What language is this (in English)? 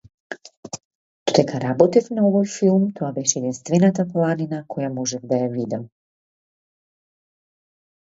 Macedonian